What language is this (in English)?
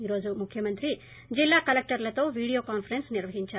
Telugu